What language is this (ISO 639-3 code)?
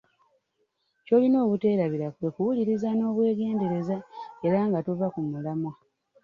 lug